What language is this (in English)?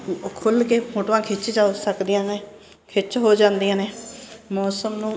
Punjabi